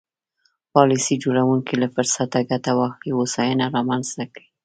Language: Pashto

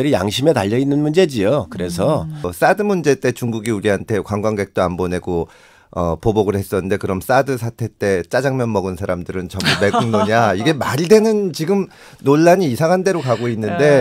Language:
Korean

